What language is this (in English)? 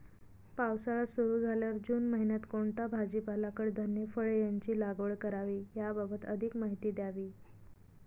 Marathi